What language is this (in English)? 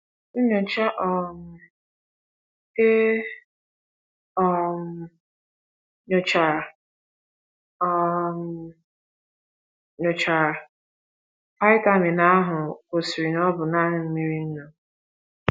Igbo